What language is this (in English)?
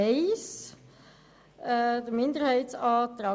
Swiss German